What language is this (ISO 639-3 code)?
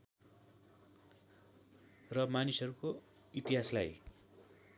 nep